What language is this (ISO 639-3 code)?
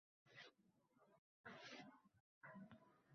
uzb